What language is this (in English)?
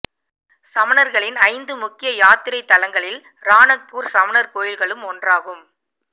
Tamil